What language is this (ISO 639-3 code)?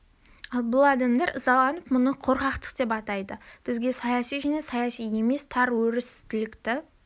kaz